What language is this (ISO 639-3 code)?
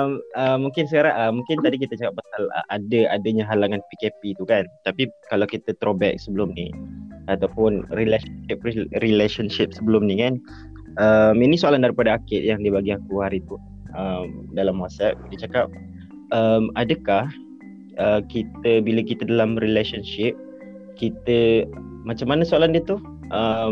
msa